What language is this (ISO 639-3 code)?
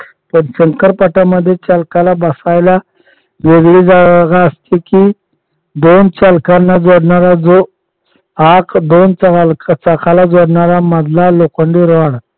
mar